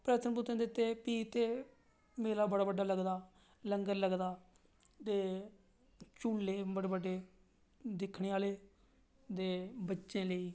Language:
Dogri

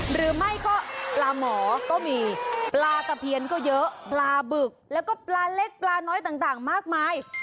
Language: Thai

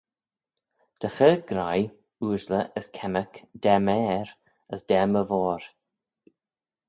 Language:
Manx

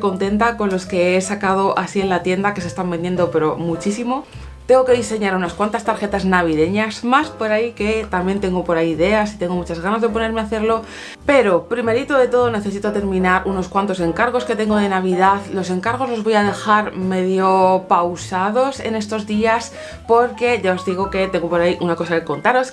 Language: Spanish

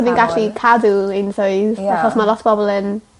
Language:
Welsh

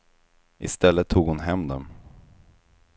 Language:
Swedish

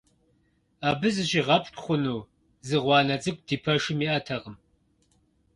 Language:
Kabardian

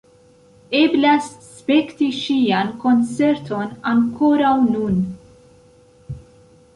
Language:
Esperanto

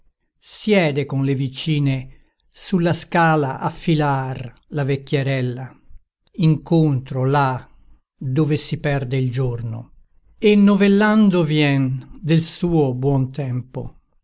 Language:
Italian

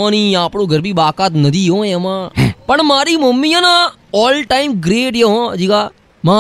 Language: Gujarati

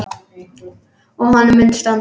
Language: Icelandic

